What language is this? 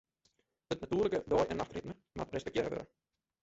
Western Frisian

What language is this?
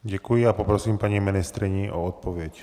Czech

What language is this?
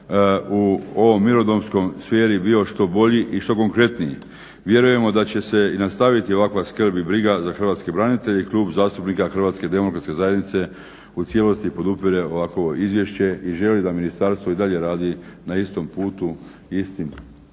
Croatian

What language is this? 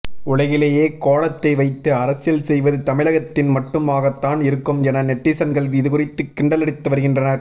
Tamil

